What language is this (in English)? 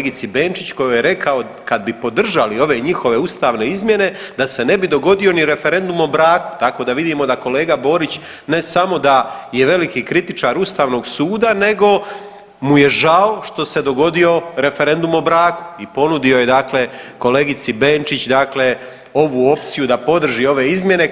Croatian